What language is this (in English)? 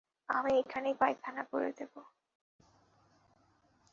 Bangla